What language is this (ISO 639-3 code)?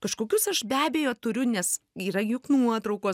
lit